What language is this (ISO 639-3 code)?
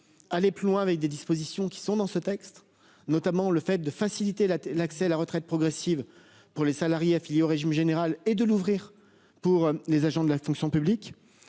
fra